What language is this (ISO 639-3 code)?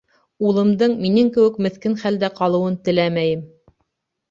bak